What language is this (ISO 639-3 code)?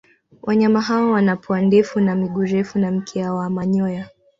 swa